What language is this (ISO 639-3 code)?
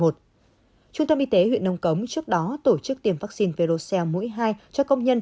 vie